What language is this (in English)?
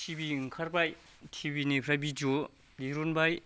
Bodo